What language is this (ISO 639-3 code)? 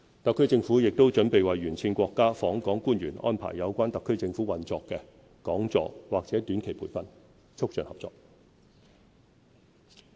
yue